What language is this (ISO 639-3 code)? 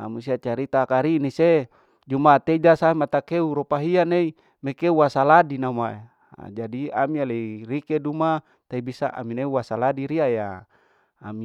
alo